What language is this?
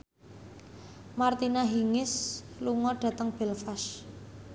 Javanese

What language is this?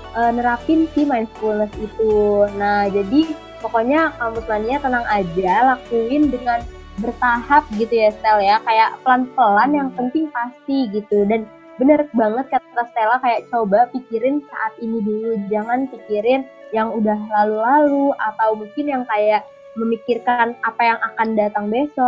Indonesian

